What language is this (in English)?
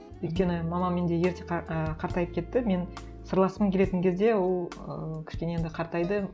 Kazakh